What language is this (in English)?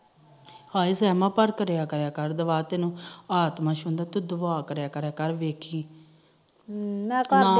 Punjabi